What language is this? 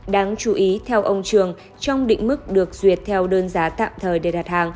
Vietnamese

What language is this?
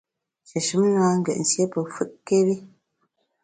Bamun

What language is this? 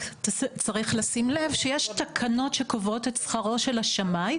Hebrew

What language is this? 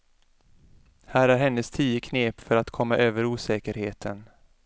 Swedish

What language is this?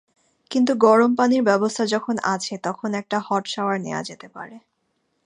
Bangla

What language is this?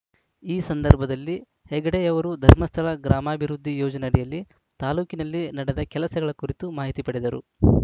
Kannada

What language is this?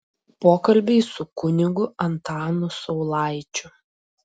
Lithuanian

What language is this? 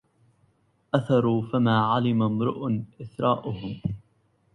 Arabic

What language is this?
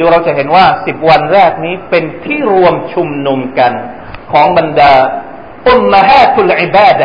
Thai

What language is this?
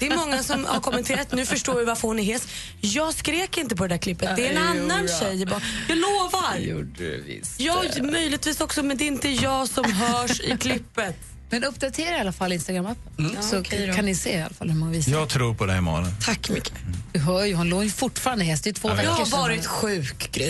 Swedish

